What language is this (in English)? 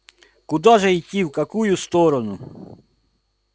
Russian